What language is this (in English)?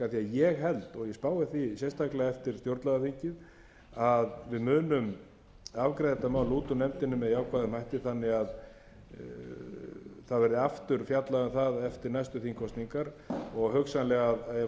Icelandic